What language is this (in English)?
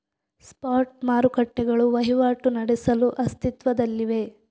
Kannada